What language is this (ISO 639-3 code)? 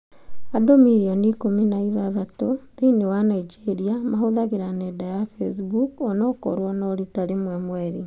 kik